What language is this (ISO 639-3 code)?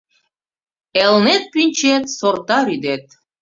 chm